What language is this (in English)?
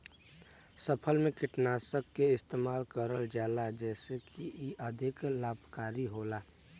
Bhojpuri